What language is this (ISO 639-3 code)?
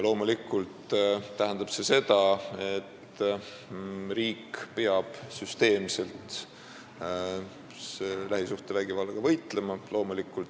est